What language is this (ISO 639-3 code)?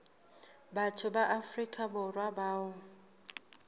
sot